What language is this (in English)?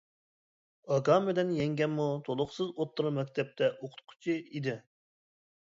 Uyghur